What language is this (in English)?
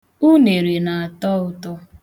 Igbo